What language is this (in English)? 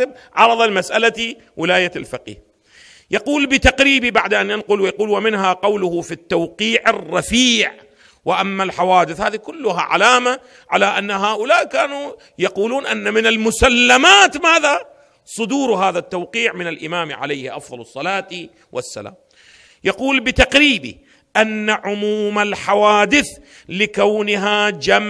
Arabic